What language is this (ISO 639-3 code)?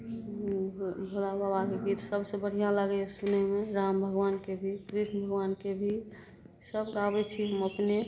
mai